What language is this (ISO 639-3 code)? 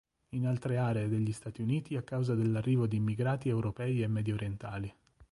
ita